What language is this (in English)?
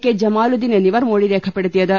Malayalam